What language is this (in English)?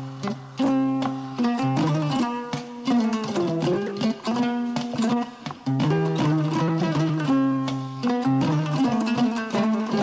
Fula